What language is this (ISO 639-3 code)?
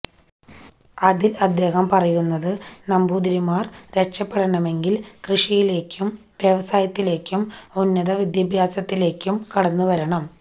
mal